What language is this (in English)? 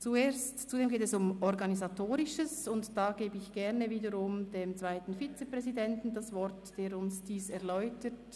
Swiss German